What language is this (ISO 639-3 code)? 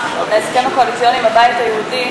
heb